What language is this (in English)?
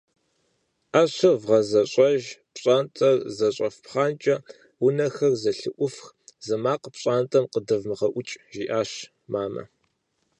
Kabardian